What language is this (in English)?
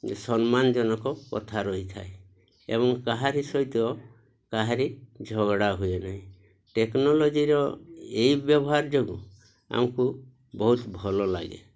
Odia